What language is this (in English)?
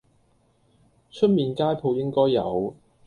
Cantonese